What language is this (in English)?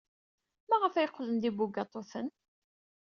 Kabyle